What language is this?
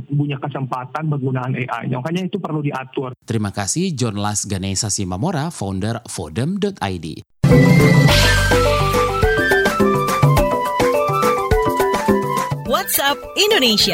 Indonesian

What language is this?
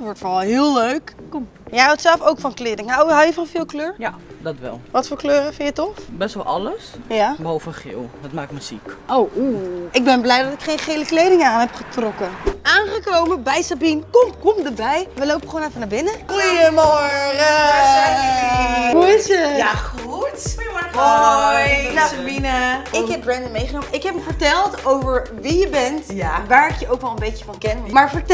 Dutch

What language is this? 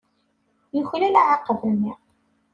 Kabyle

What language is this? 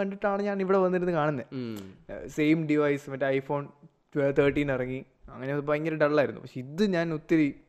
Malayalam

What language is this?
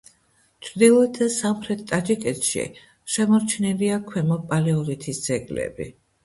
Georgian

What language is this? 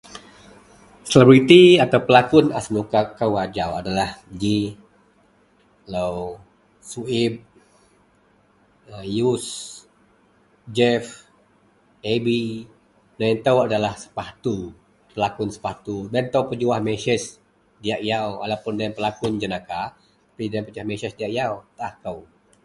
Central Melanau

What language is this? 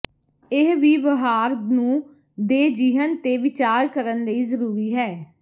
Punjabi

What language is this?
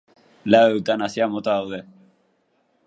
Basque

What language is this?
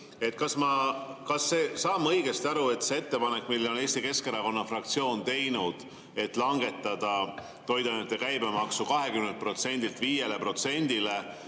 Estonian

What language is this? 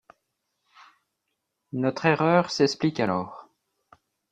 French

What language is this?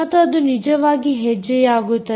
Kannada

